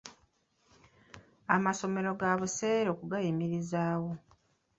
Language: Ganda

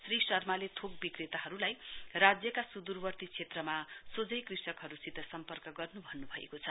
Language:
Nepali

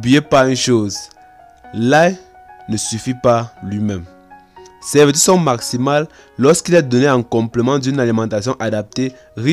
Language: French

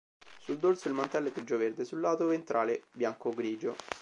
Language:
Italian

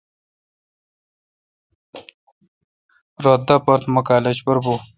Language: Kalkoti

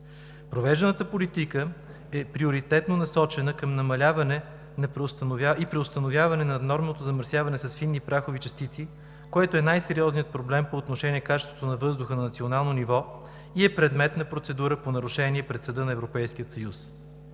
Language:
Bulgarian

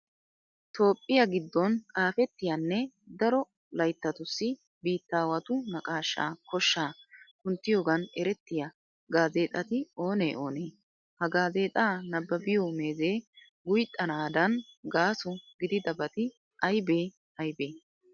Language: Wolaytta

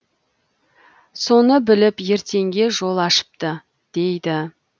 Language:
Kazakh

